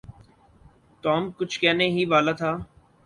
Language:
Urdu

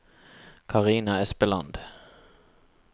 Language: Norwegian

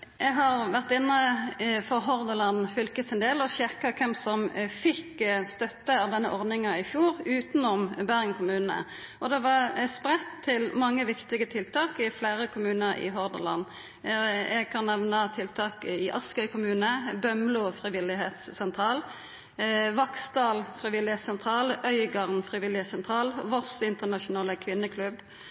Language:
Norwegian Nynorsk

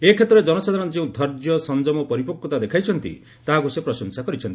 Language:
Odia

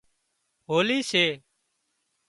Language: Wadiyara Koli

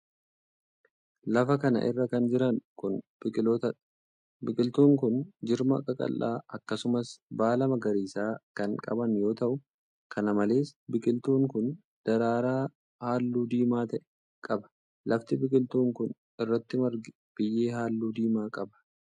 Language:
Oromo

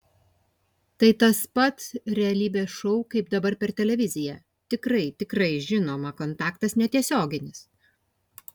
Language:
Lithuanian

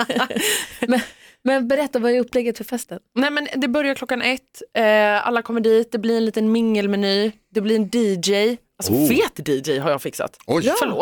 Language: Swedish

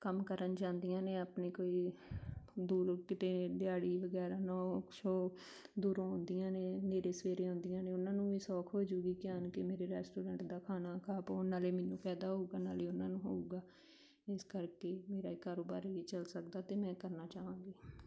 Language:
Punjabi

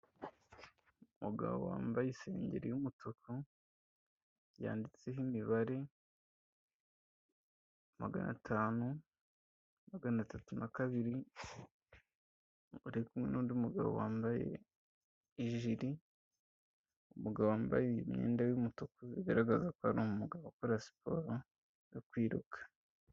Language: Kinyarwanda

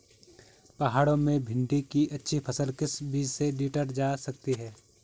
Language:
Hindi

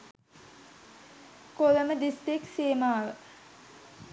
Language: Sinhala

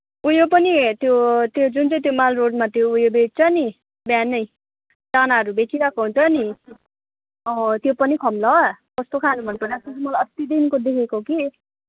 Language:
Nepali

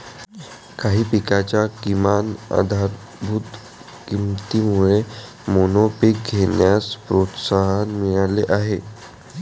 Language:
Marathi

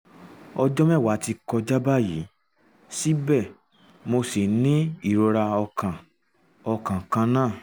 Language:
Yoruba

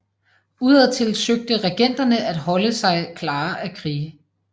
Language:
Danish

